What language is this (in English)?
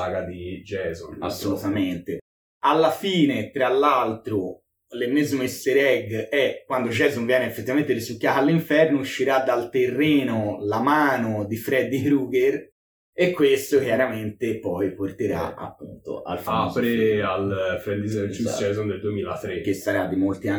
Italian